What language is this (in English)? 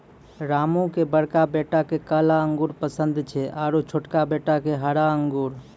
Maithili